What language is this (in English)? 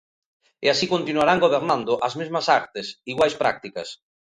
Galician